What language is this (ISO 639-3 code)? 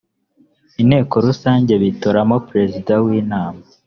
kin